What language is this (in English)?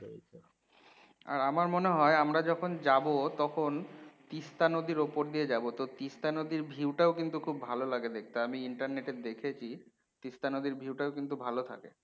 Bangla